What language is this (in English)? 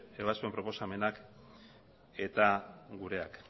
Basque